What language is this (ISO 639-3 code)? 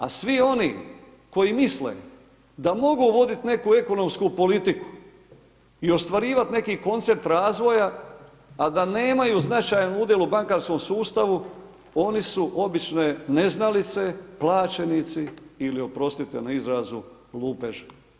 hrv